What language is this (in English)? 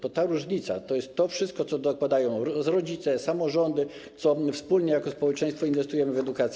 Polish